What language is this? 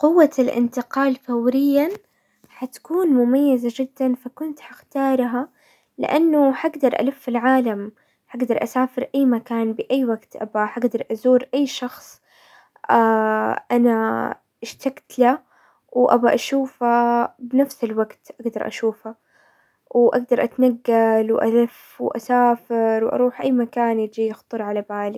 Hijazi Arabic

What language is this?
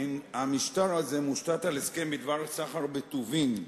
Hebrew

